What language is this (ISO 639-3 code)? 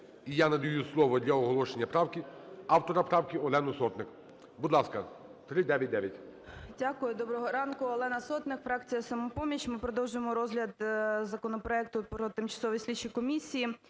ukr